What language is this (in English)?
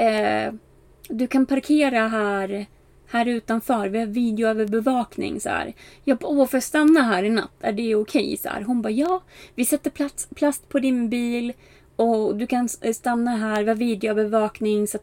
Swedish